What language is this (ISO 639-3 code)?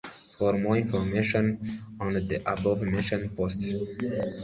kin